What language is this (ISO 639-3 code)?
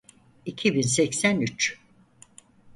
tur